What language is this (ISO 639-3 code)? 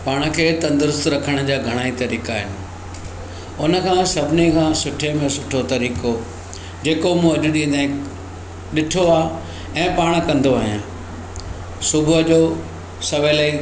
snd